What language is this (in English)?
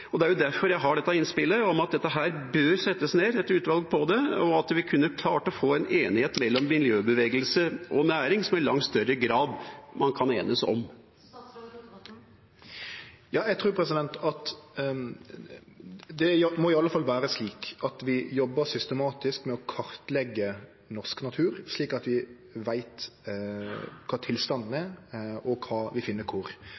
Norwegian